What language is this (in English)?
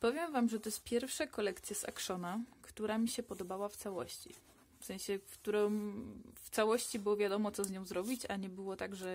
Polish